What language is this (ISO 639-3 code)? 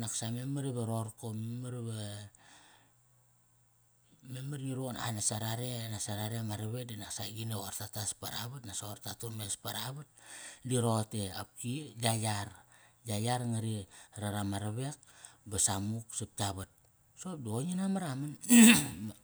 ckr